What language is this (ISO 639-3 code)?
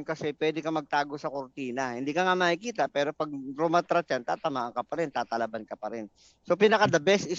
fil